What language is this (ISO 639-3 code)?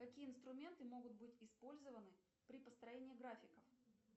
rus